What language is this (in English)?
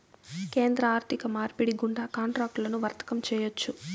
Telugu